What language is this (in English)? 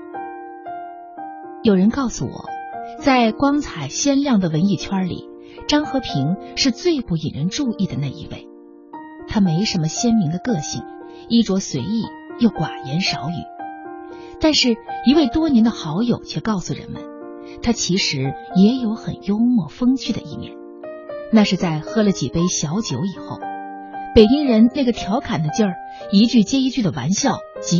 Chinese